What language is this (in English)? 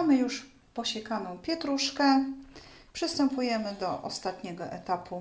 Polish